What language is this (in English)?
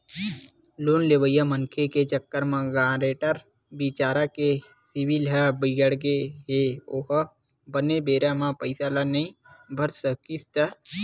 Chhattisgarhi